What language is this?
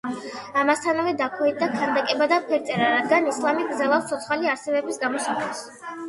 Georgian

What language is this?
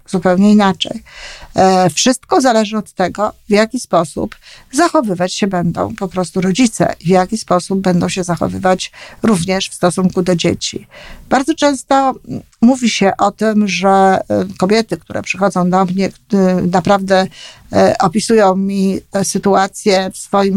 Polish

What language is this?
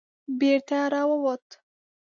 Pashto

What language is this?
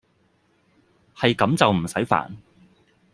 Cantonese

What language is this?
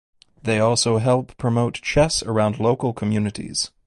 English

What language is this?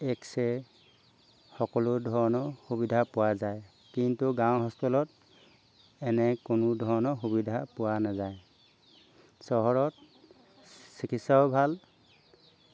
Assamese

